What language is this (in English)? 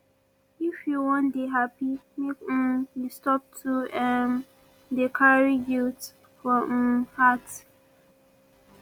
Nigerian Pidgin